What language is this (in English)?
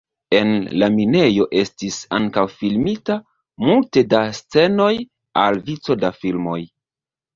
Esperanto